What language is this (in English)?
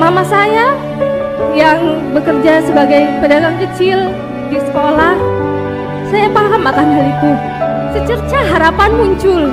Indonesian